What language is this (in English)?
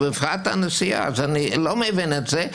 Hebrew